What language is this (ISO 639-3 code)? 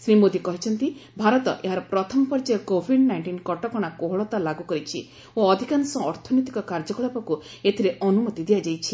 ori